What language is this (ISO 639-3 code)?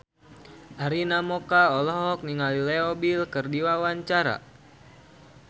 sun